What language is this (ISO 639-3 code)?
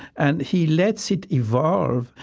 eng